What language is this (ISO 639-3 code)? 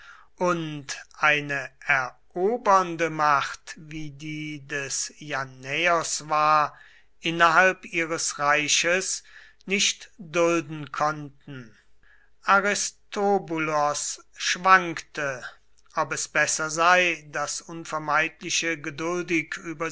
deu